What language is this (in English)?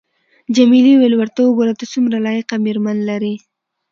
Pashto